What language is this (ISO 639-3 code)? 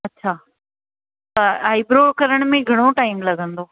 snd